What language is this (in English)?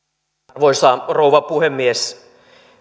Finnish